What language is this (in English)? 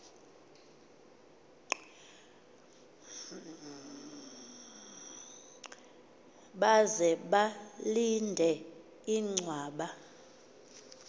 Xhosa